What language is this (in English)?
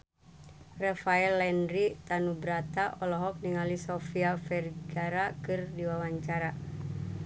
Sundanese